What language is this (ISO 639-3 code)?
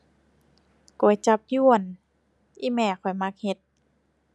tha